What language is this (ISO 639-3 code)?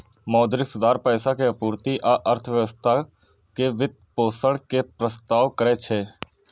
mai